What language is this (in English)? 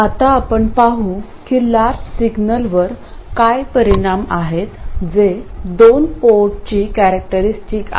Marathi